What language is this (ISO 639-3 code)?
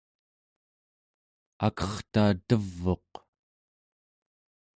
esu